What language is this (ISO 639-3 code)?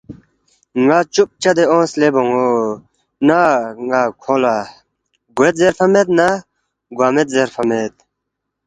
bft